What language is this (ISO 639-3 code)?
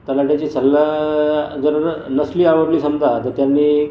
mar